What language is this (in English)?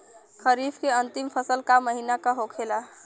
Bhojpuri